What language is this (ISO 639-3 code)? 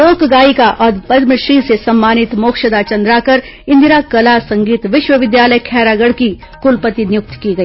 hin